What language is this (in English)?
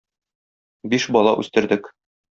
Tatar